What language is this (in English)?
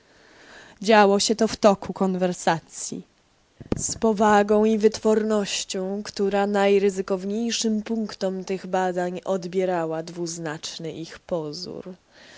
Polish